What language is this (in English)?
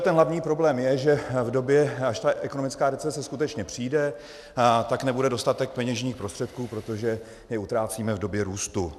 Czech